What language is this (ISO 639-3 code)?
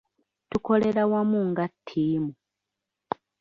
lug